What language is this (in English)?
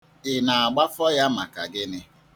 Igbo